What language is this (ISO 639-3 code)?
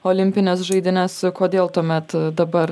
lit